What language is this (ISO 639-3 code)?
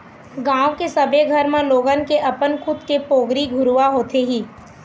hne